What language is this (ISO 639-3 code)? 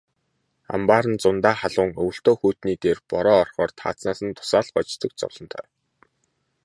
mon